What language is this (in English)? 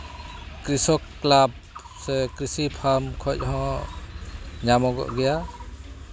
Santali